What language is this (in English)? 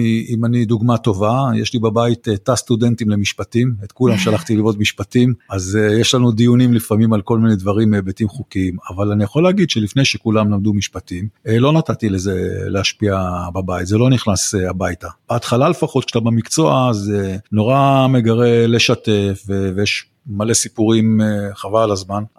Hebrew